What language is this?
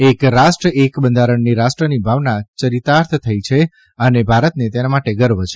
Gujarati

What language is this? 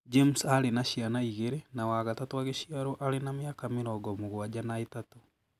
Kikuyu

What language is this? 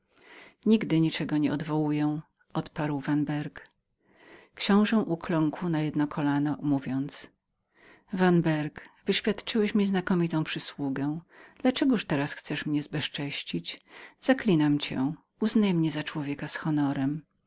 Polish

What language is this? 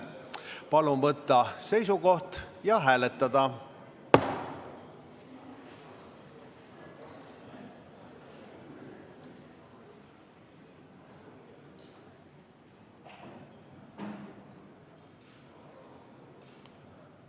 Estonian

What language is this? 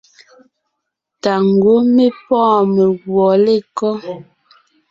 Ngiemboon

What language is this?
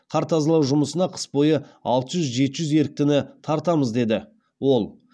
Kazakh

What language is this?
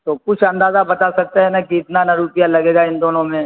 Urdu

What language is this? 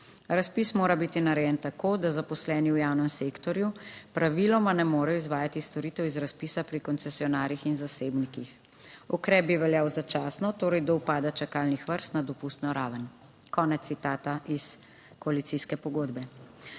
Slovenian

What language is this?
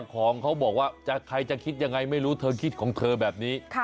Thai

